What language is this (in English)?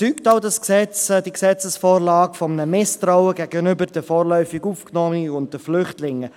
Swiss German